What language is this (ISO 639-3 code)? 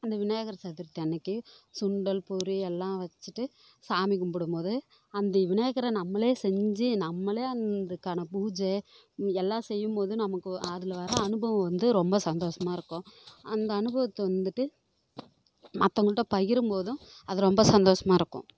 tam